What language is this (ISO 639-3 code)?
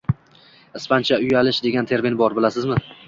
uzb